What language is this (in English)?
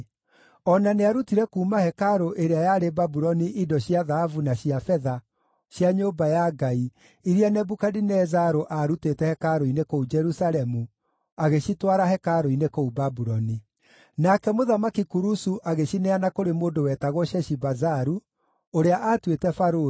Kikuyu